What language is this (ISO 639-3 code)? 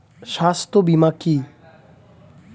ben